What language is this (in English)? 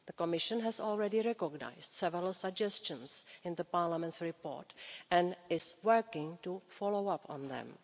English